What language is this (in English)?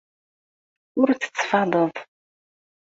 Kabyle